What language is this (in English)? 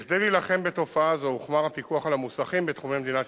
Hebrew